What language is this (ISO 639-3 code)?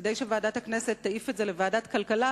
heb